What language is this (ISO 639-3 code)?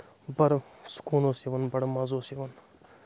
kas